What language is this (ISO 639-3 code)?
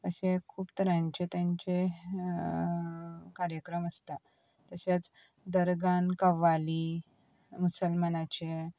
kok